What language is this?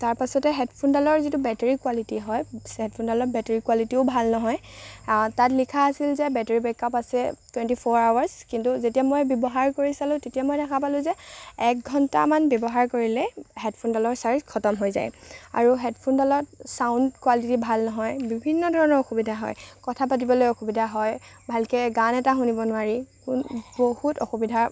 Assamese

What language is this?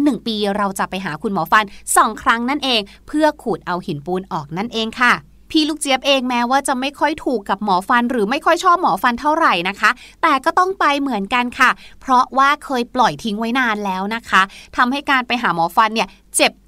Thai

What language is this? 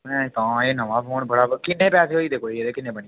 Dogri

